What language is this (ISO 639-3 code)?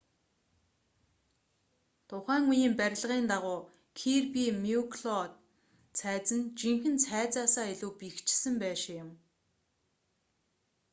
mon